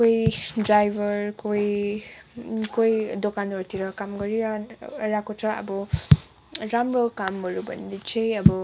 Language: Nepali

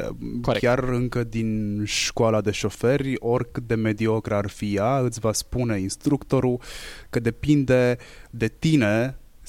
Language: Romanian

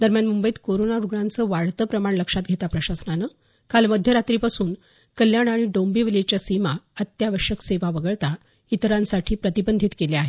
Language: Marathi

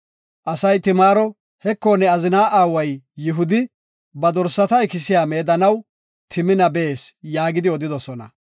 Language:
Gofa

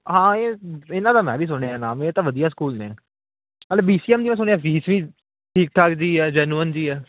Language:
Punjabi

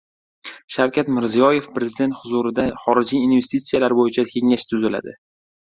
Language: Uzbek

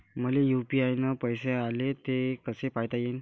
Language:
Marathi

